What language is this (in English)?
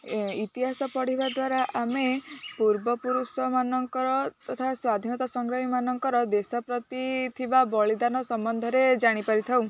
Odia